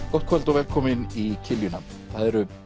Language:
Icelandic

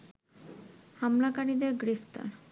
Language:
Bangla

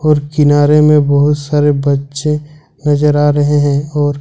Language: Hindi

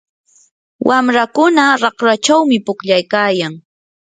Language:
Yanahuanca Pasco Quechua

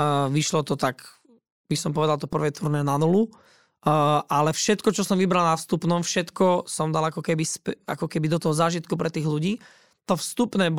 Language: Slovak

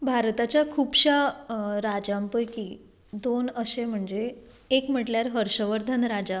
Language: Konkani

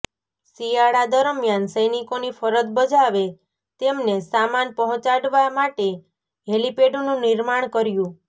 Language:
Gujarati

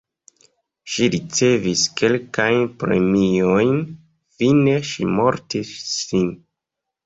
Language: Esperanto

